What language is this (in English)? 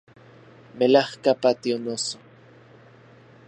Central Puebla Nahuatl